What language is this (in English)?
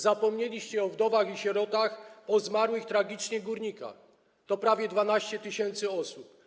Polish